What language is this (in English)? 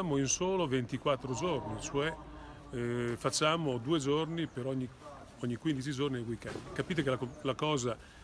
Italian